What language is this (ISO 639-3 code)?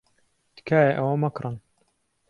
ckb